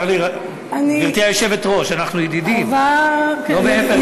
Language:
Hebrew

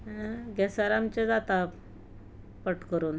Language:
Konkani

